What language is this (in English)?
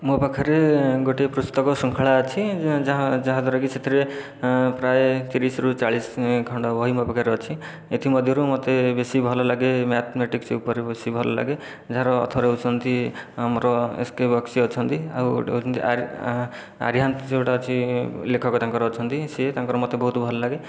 Odia